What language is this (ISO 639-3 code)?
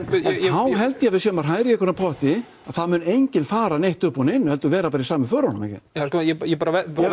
isl